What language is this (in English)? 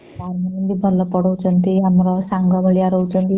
Odia